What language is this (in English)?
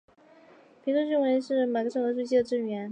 Chinese